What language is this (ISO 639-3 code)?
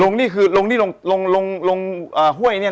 tha